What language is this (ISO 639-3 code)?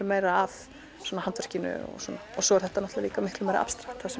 isl